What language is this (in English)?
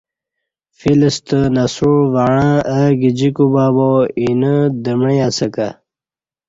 Kati